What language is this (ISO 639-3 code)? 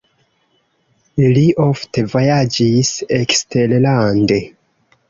epo